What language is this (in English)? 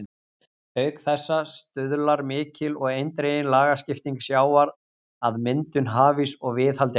Icelandic